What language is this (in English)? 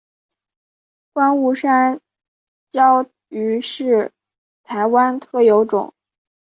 Chinese